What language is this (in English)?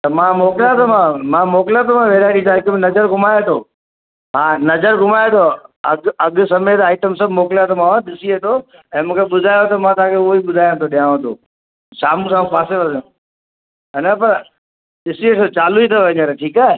Sindhi